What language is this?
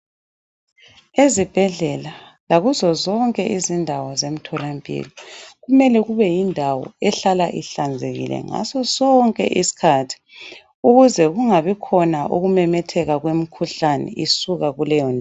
North Ndebele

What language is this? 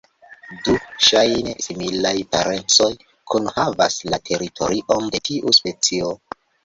Esperanto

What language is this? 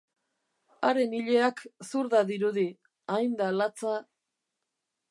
Basque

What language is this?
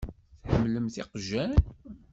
Kabyle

